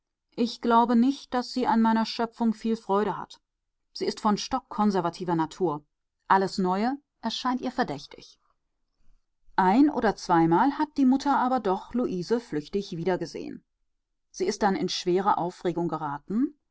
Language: German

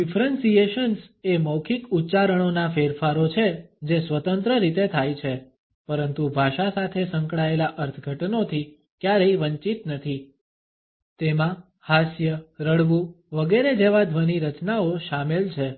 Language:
Gujarati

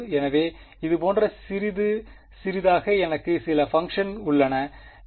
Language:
Tamil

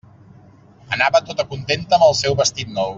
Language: Catalan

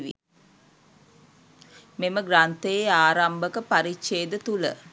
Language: Sinhala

